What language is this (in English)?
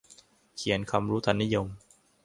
Thai